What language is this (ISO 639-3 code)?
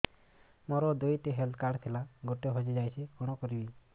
ori